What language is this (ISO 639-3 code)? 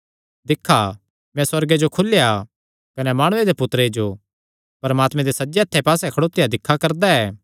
xnr